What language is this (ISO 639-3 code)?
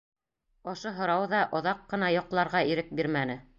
bak